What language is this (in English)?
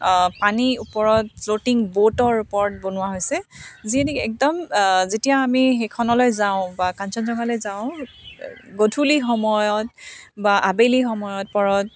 Assamese